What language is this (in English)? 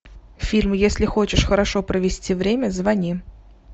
Russian